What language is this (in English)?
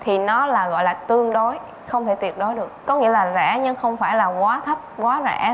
Vietnamese